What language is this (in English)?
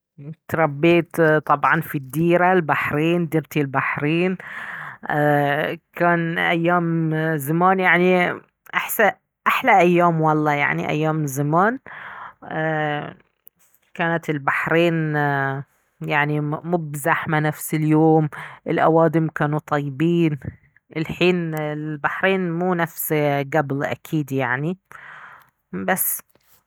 Baharna Arabic